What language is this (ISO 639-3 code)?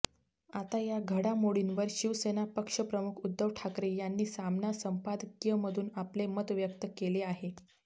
mar